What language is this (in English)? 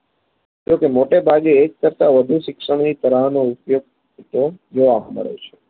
Gujarati